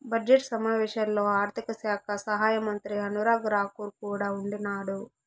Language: Telugu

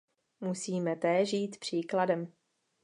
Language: Czech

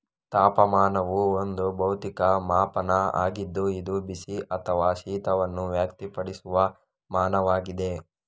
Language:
Kannada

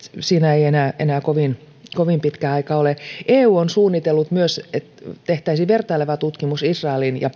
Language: Finnish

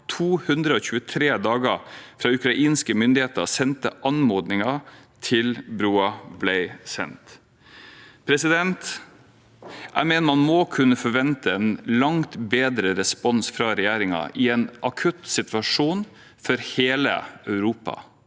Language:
Norwegian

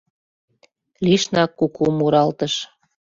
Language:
Mari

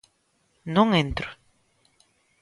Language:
Galician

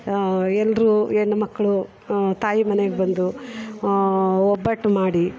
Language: Kannada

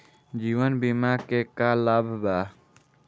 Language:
Bhojpuri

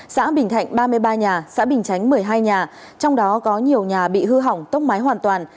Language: Vietnamese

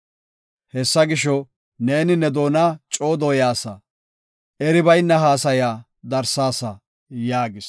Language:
Gofa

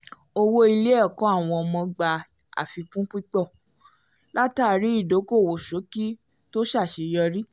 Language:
Yoruba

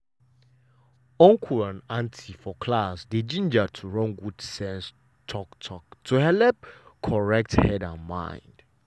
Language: Nigerian Pidgin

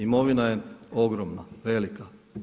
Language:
Croatian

